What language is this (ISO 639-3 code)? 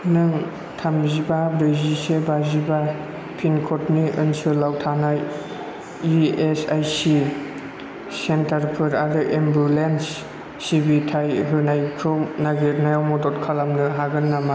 brx